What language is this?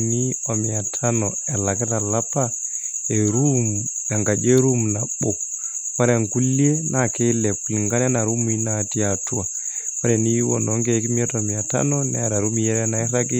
Masai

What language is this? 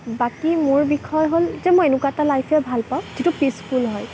Assamese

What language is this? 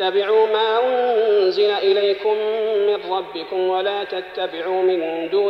Arabic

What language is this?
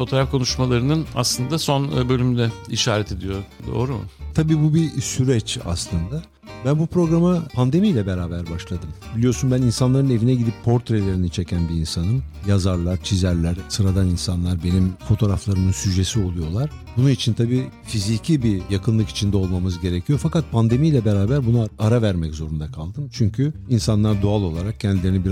Turkish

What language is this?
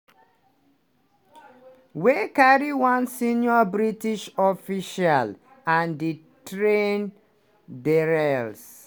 Nigerian Pidgin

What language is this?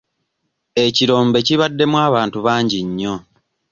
Ganda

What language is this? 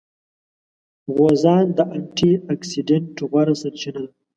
Pashto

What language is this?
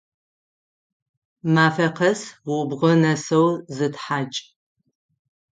Adyghe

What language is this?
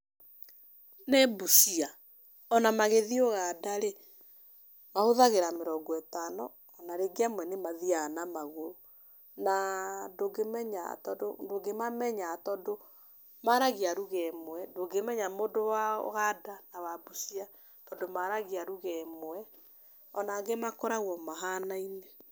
Kikuyu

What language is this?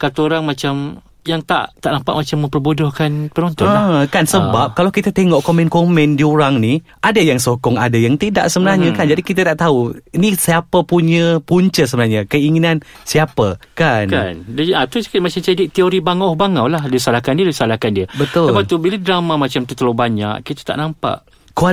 Malay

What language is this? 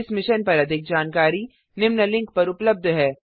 Hindi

